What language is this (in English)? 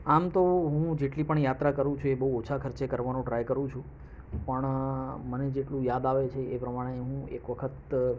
Gujarati